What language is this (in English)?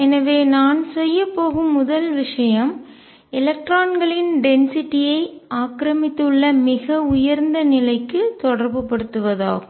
Tamil